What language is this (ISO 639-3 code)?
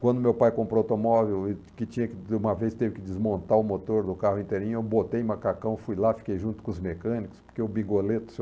por